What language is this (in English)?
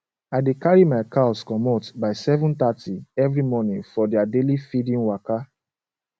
Nigerian Pidgin